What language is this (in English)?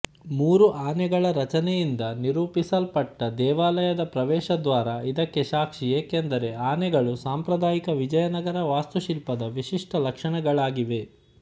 Kannada